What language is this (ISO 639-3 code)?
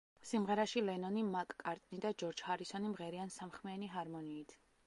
kat